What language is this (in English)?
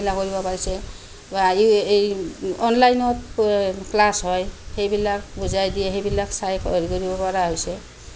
Assamese